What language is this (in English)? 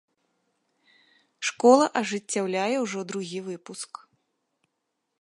Belarusian